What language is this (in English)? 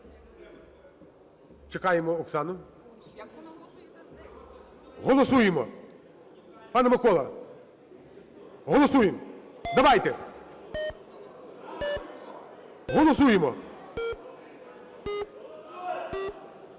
Ukrainian